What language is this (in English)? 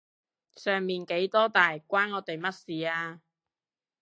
Cantonese